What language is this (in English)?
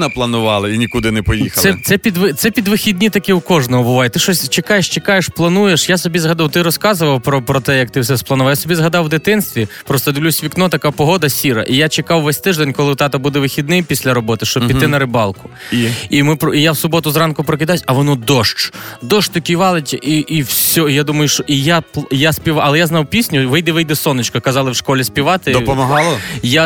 Ukrainian